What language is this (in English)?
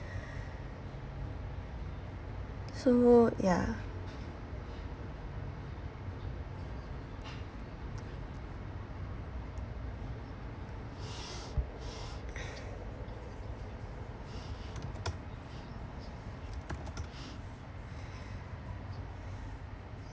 English